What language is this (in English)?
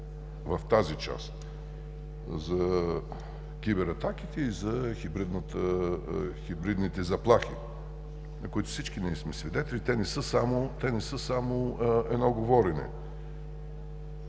Bulgarian